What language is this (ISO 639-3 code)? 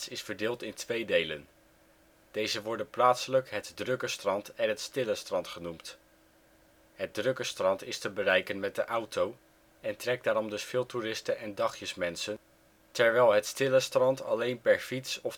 nld